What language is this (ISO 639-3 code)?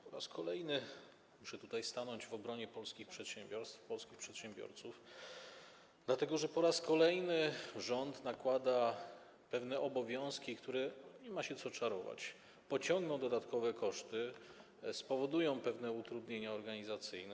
pol